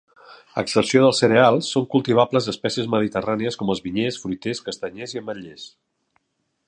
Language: Catalan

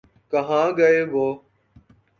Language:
Urdu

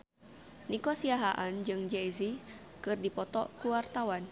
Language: Sundanese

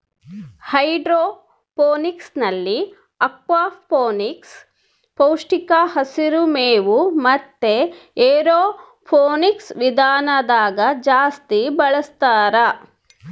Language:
Kannada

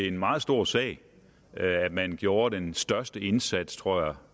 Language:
Danish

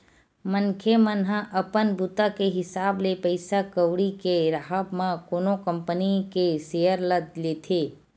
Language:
Chhattisgarhi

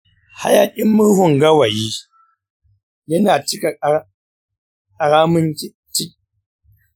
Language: Hausa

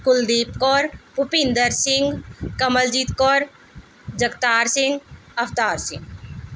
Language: Punjabi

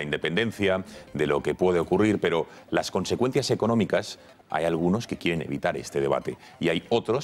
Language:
Spanish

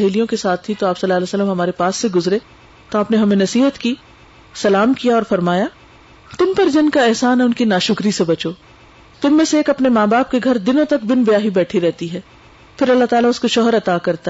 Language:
Urdu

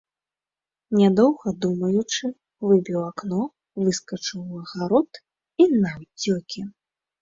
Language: Belarusian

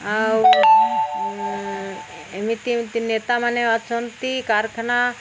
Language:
Odia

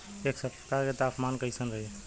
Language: Bhojpuri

